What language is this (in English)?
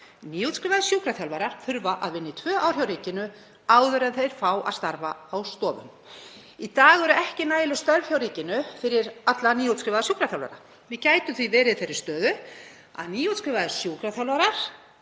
Icelandic